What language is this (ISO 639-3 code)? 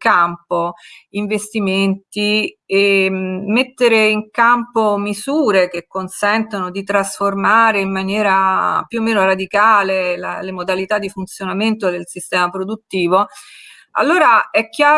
ita